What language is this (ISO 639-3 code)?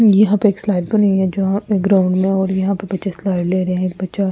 hin